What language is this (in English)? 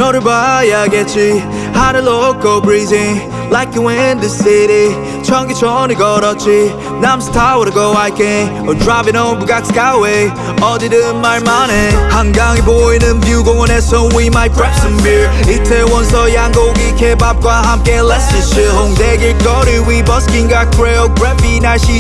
Dutch